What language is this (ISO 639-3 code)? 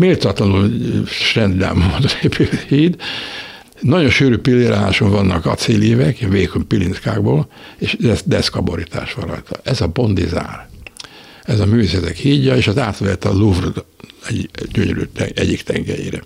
hun